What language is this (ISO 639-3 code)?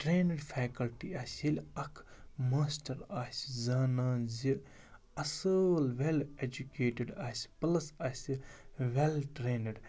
kas